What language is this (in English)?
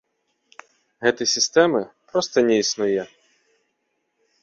Belarusian